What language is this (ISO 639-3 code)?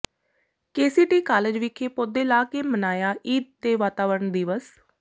pan